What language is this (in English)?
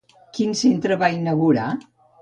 Catalan